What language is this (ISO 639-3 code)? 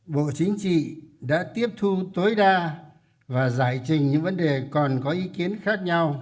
vie